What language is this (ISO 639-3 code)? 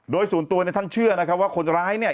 tha